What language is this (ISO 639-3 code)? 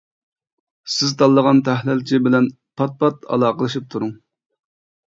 uig